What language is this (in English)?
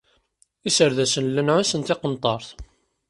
Kabyle